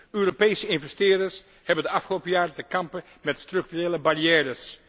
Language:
Dutch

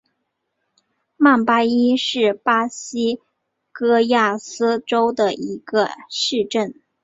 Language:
Chinese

